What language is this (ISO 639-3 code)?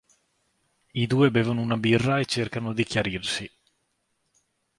ita